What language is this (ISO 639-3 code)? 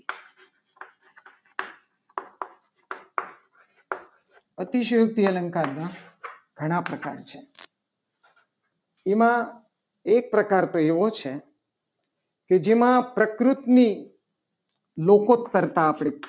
guj